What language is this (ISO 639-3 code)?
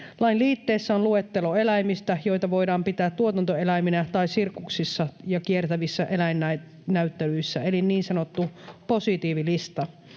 fin